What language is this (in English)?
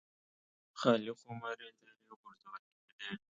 Pashto